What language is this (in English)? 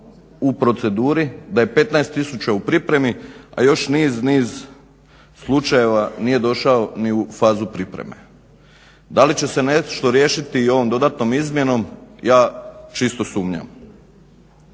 Croatian